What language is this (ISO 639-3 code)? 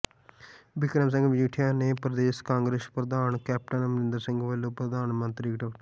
pan